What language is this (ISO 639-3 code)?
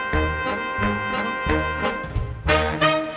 tha